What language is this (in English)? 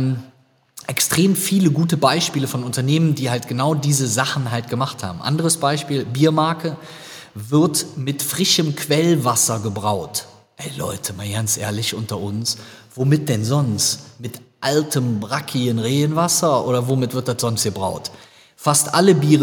German